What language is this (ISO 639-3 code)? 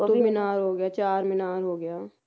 pan